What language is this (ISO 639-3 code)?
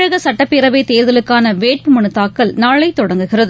tam